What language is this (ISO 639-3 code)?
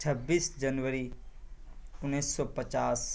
urd